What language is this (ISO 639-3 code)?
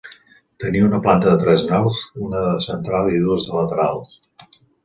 cat